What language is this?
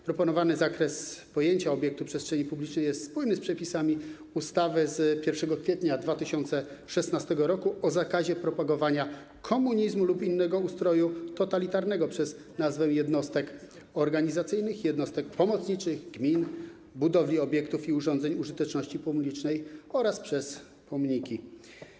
Polish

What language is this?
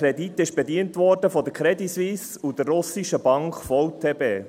Swiss German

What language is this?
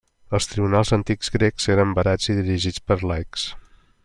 Catalan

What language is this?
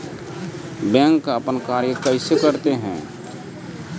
Maithili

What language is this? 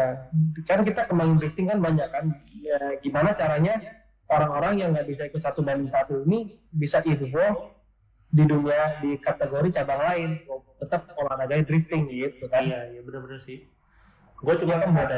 Indonesian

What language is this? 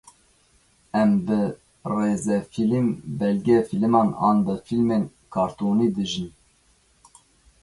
Kurdish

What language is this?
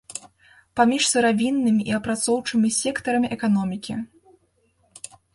Belarusian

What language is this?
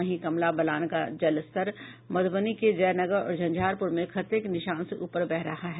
Hindi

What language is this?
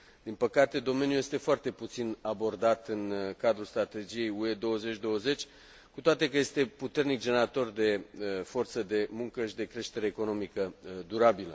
Romanian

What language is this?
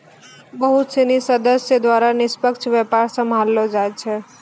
Maithili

